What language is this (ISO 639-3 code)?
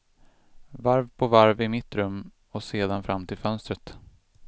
swe